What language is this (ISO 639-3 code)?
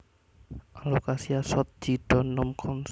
jav